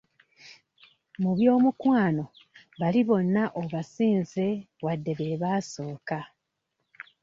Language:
Ganda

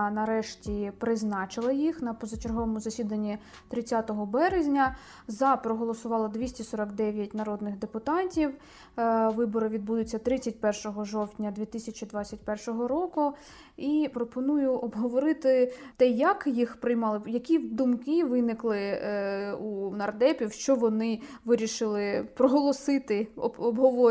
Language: Ukrainian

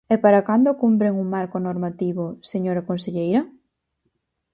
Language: Galician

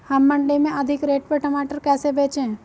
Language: Hindi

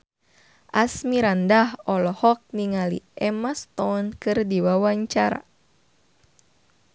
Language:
Sundanese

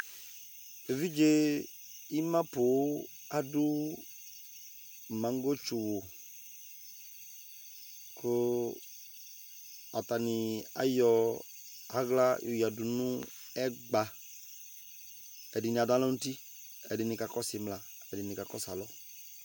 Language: Ikposo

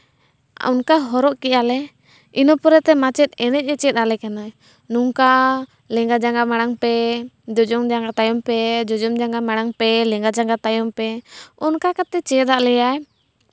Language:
Santali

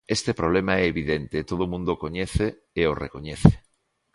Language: Galician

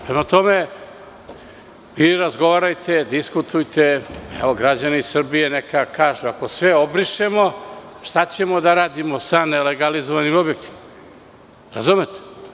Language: Serbian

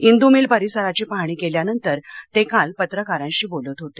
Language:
Marathi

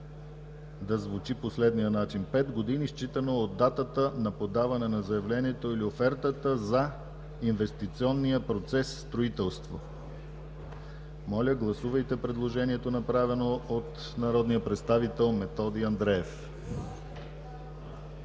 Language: Bulgarian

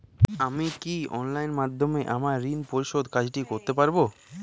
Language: Bangla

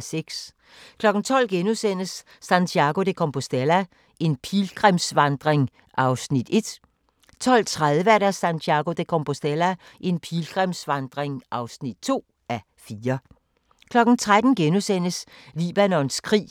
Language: Danish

